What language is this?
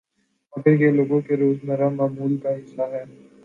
Urdu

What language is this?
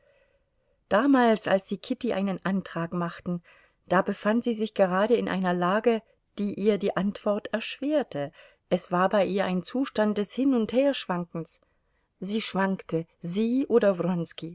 German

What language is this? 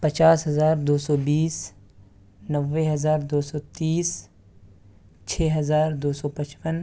Urdu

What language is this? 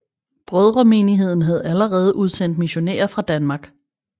Danish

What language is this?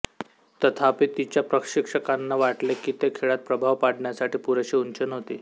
Marathi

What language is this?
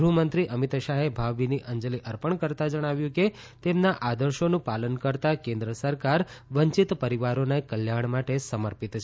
Gujarati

